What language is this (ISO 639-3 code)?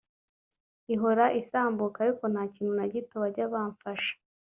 kin